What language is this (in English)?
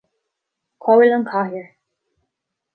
Irish